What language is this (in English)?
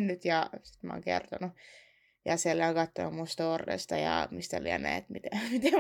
Finnish